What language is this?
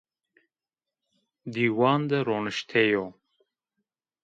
Zaza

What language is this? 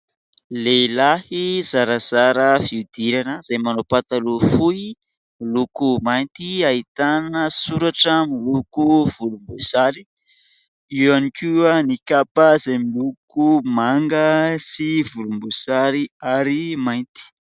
Malagasy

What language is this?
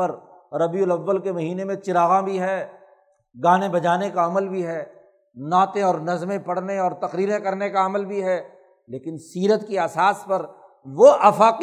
Urdu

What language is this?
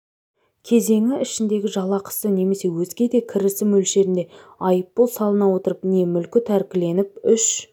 Kazakh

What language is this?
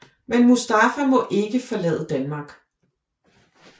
Danish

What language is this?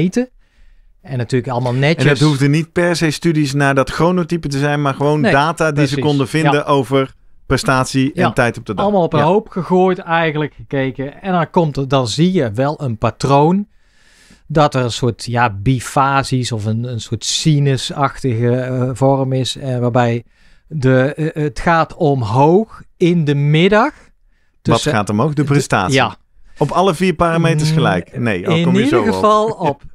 Dutch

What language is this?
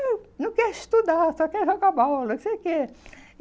Portuguese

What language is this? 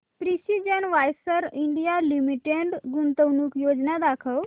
Marathi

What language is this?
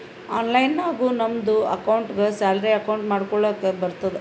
Kannada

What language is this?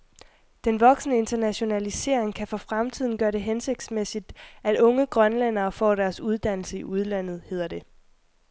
Danish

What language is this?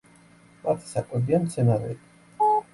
Georgian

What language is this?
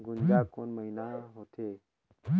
Chhattisgarhi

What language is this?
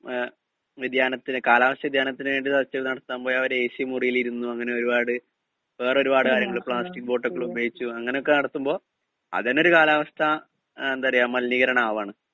Malayalam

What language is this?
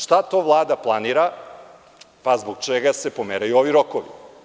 Serbian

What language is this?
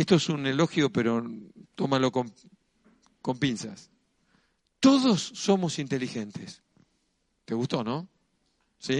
Spanish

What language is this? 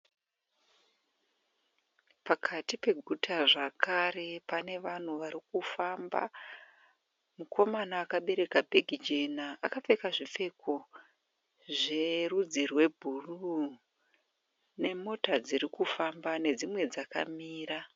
Shona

